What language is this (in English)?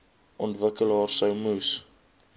Afrikaans